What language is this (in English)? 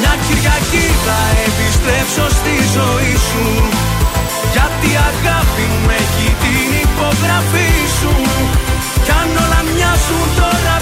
Greek